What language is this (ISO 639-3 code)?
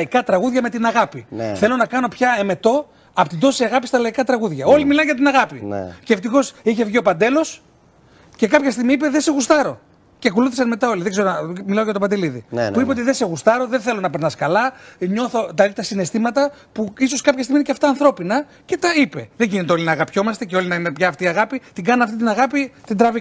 ell